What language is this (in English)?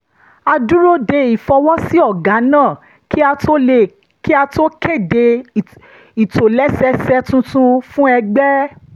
Yoruba